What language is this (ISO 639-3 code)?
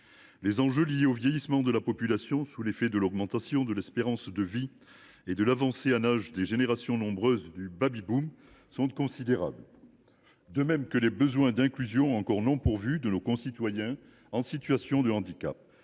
fra